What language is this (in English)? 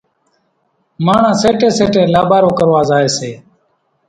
Kachi Koli